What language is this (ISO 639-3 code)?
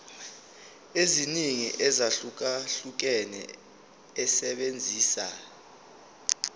zul